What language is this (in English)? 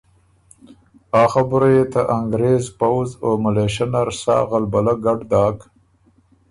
Ormuri